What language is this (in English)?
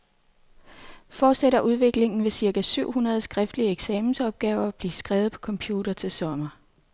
Danish